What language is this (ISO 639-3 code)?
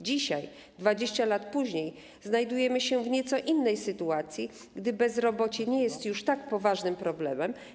pol